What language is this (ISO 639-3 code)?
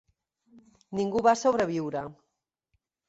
cat